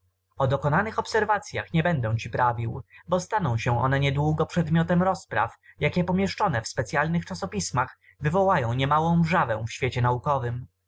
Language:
Polish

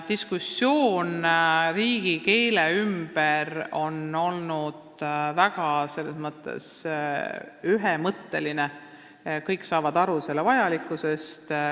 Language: Estonian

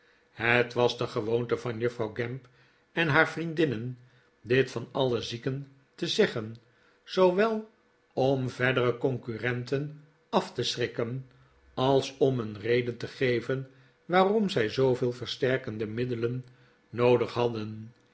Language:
Dutch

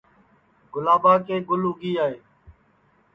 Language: Sansi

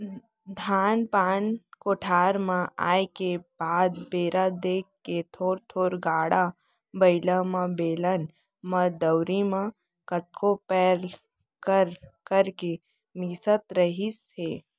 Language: Chhattisgarhi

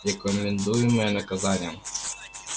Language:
Russian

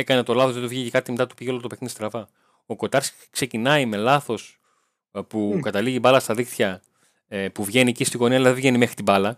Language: Greek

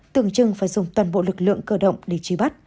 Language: Vietnamese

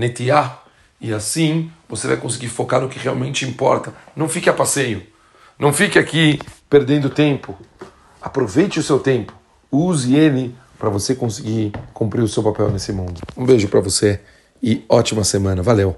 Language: Portuguese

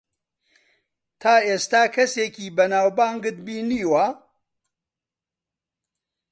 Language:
Central Kurdish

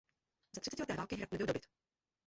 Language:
Czech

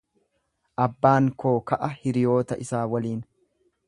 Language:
Oromo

